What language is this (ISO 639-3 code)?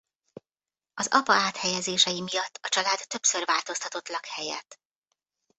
hun